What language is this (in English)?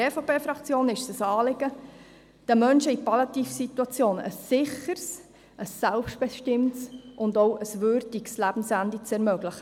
Swiss German